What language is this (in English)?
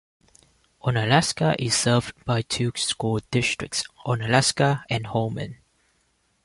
English